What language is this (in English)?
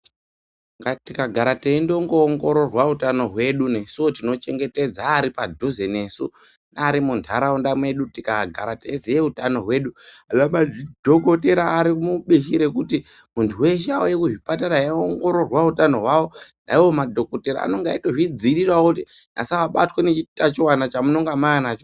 Ndau